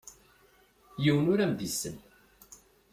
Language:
Kabyle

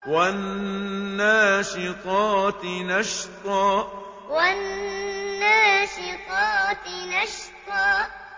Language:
Arabic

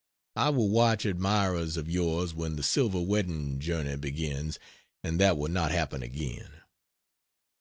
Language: English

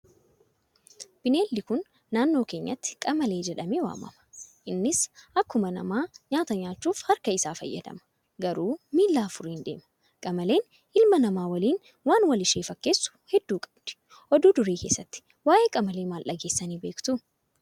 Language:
Oromo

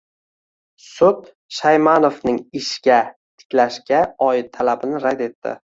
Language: Uzbek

